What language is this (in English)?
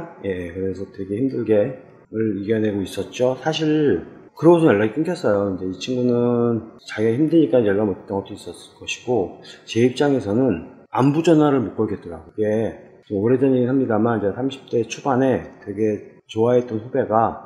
Korean